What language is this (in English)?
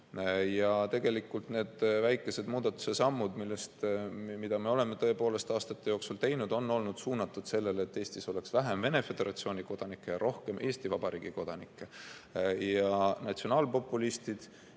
Estonian